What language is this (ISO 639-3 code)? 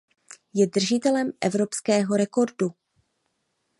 ces